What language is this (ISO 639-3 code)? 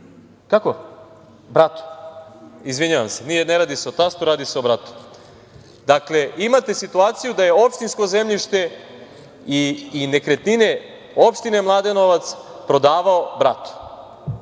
srp